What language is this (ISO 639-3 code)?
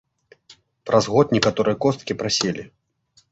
bel